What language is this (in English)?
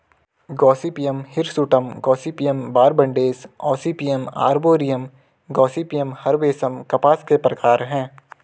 Hindi